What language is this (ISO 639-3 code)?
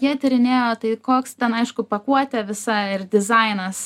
lit